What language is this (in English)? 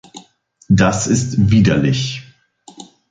German